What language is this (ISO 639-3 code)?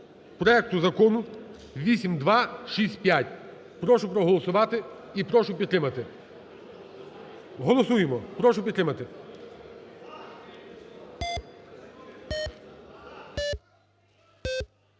ukr